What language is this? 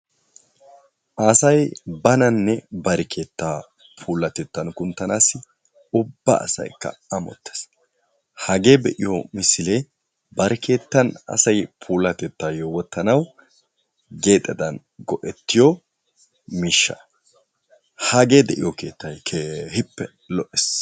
Wolaytta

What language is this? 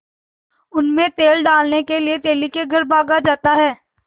Hindi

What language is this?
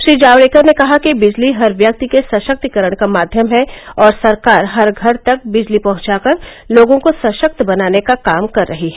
Hindi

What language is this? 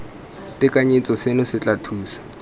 Tswana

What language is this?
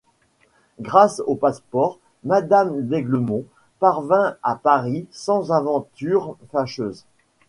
French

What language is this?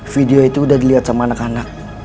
Indonesian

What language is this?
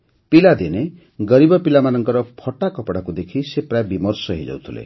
Odia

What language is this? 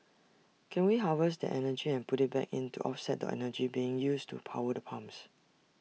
English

